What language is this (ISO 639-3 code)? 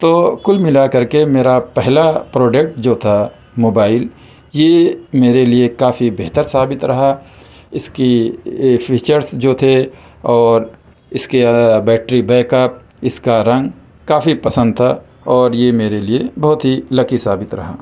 urd